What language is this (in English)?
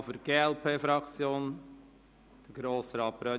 Swiss German